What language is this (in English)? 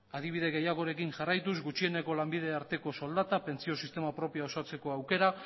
Basque